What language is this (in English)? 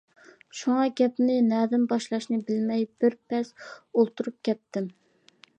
Uyghur